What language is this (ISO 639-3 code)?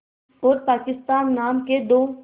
hin